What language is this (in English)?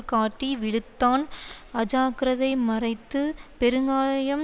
Tamil